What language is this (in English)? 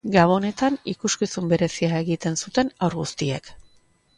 Basque